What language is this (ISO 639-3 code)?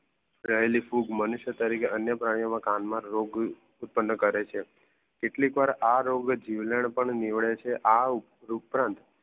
guj